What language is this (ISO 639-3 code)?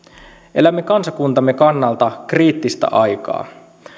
fin